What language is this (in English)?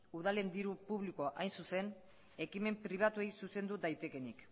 Basque